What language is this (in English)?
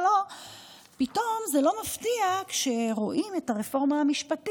Hebrew